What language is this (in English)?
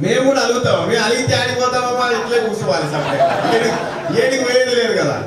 Telugu